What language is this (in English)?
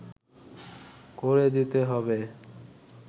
Bangla